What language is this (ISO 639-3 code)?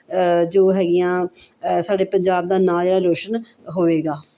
pan